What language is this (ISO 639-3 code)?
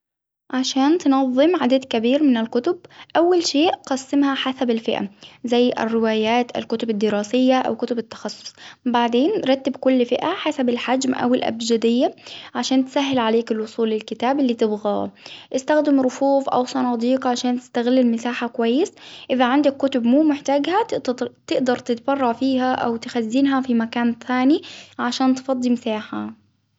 acw